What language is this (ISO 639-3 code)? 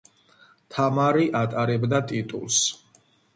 kat